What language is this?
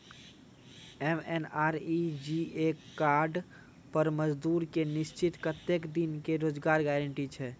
Maithili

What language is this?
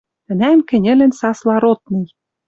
Western Mari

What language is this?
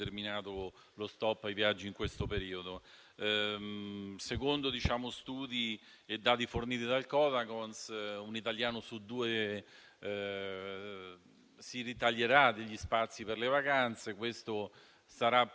Italian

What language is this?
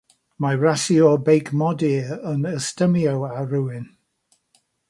Welsh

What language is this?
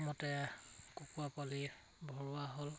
Assamese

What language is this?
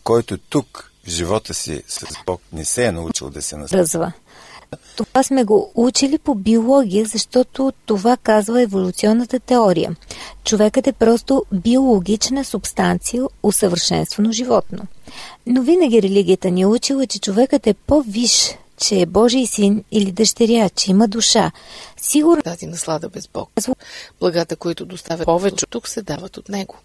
Bulgarian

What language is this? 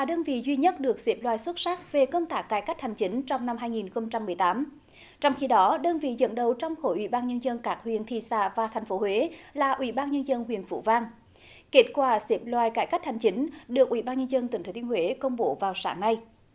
Vietnamese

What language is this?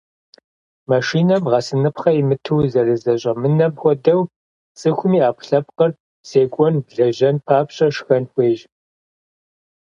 Kabardian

